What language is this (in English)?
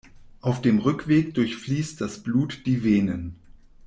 German